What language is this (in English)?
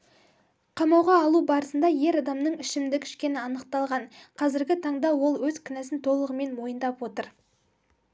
Kazakh